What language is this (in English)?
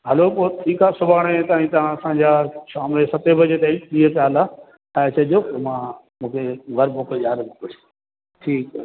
Sindhi